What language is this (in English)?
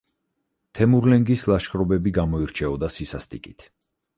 Georgian